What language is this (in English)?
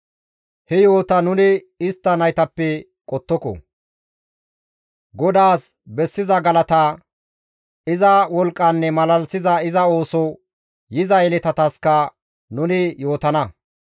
Gamo